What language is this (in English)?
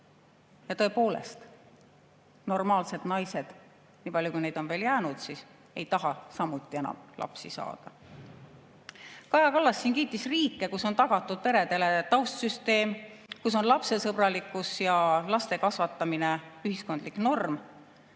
Estonian